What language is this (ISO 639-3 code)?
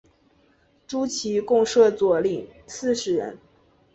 zho